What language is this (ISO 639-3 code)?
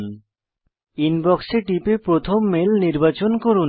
ben